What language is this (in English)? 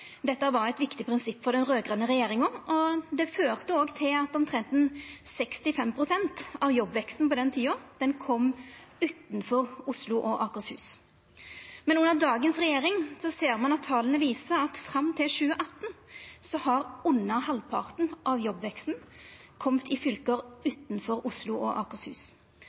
Norwegian Nynorsk